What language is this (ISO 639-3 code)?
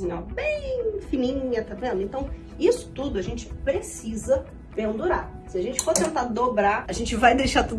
por